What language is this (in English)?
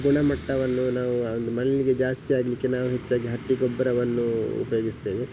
Kannada